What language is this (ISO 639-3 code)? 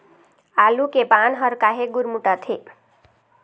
hne